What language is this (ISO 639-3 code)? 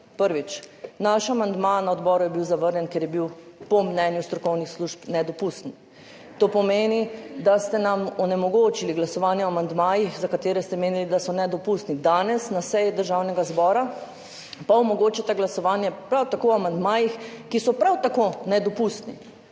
slv